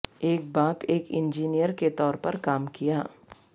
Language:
Urdu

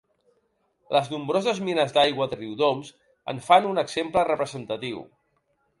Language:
Catalan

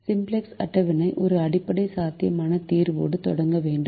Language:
Tamil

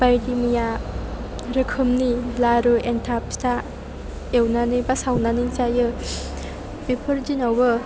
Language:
Bodo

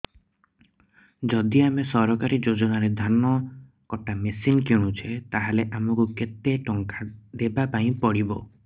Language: Odia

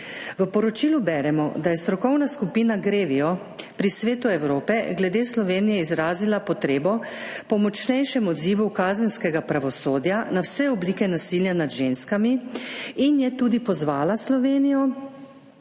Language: Slovenian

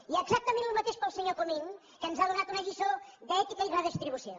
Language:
Catalan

